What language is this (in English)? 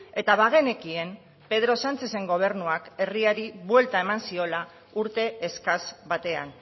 Basque